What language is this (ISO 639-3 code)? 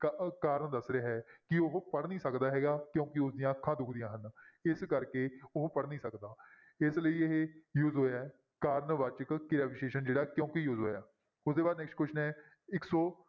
pan